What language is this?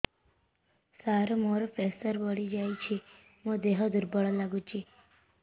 Odia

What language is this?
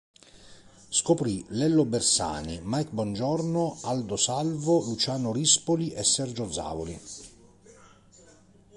Italian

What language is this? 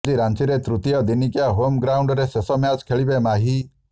Odia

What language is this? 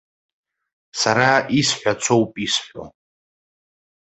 Abkhazian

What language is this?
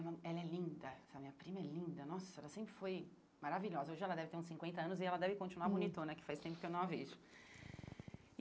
Portuguese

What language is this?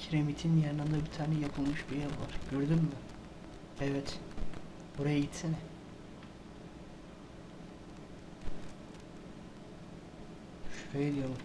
Turkish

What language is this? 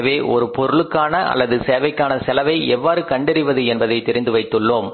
Tamil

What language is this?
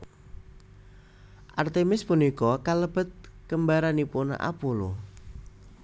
Javanese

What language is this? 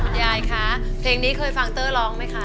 Thai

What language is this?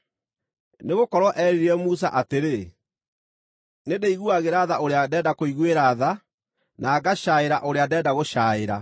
Kikuyu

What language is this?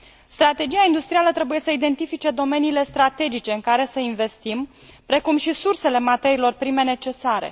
Romanian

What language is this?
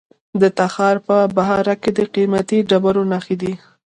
Pashto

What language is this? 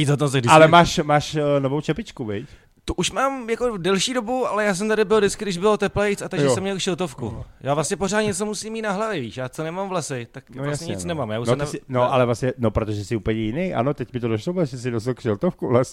Czech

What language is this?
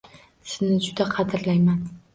Uzbek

